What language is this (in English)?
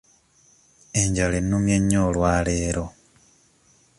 Ganda